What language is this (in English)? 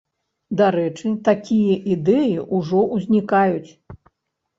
Belarusian